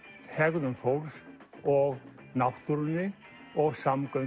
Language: Icelandic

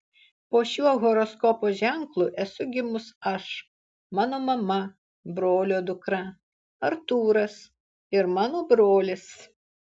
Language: Lithuanian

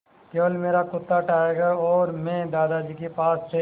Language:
Hindi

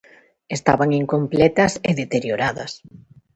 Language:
Galician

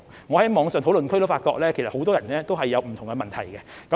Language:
Cantonese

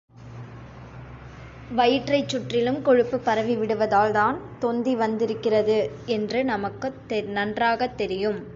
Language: Tamil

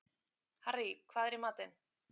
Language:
Icelandic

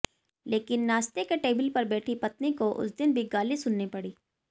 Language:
Hindi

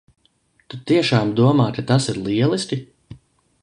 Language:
Latvian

